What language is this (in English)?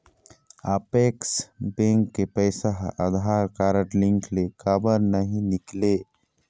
Chhattisgarhi